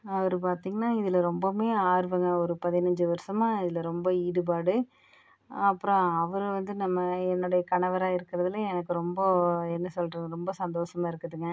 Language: Tamil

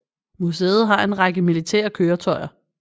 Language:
Danish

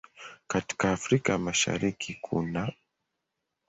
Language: Swahili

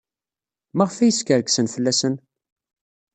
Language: Kabyle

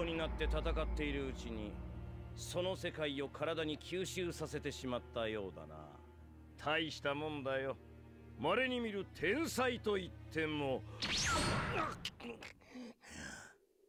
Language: Japanese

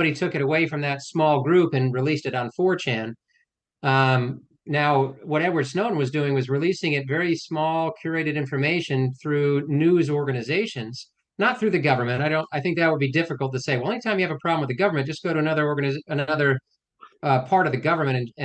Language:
English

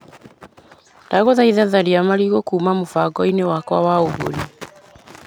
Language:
Kikuyu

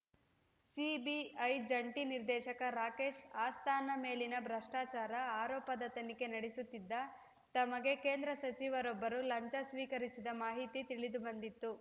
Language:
Kannada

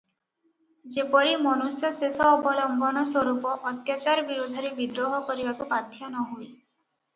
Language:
Odia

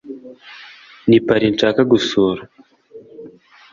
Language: Kinyarwanda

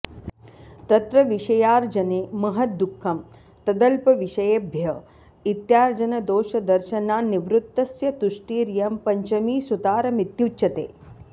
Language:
Sanskrit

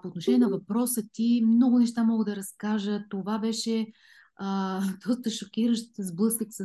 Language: Bulgarian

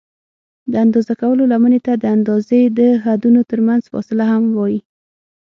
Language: Pashto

